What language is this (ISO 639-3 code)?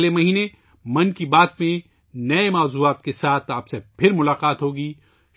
urd